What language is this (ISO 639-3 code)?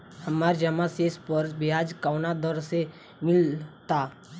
bho